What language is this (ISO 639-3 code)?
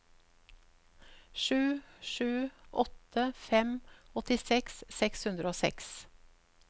nor